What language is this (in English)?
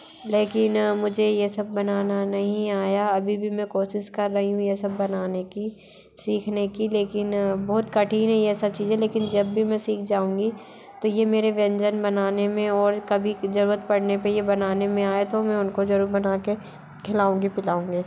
Hindi